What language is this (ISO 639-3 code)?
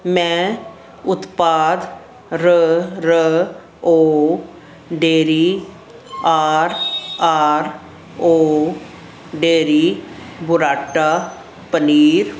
pan